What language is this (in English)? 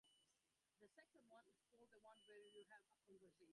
Bangla